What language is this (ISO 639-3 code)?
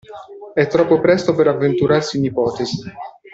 ita